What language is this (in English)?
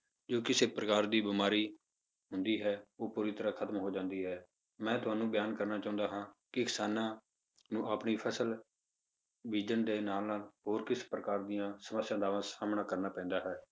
Punjabi